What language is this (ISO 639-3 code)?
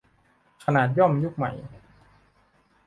tha